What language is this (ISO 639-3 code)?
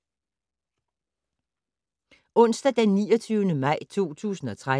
dan